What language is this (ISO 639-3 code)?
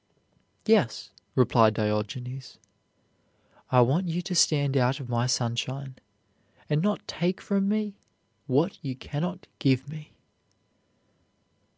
eng